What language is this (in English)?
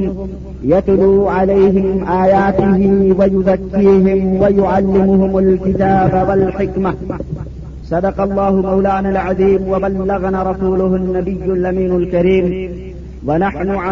Urdu